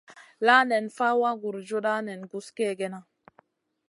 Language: Masana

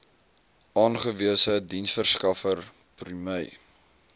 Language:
Afrikaans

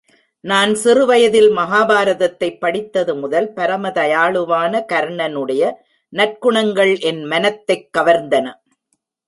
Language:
Tamil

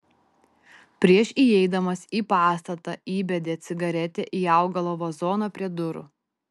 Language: Lithuanian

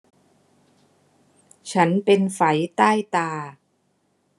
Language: Thai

